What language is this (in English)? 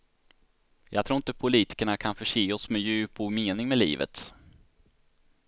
Swedish